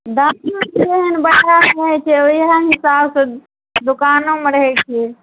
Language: Maithili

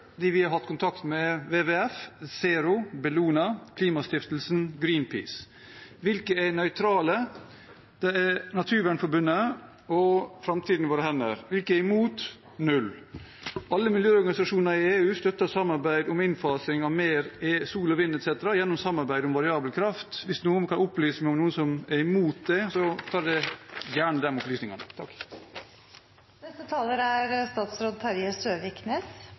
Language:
Norwegian Bokmål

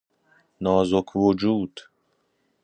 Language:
Persian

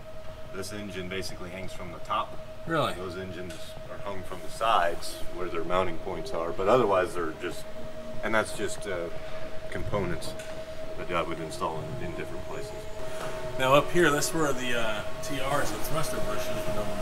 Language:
English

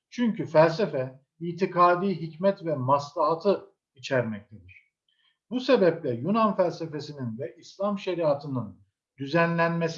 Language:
Turkish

